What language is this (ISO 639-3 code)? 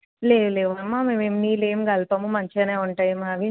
tel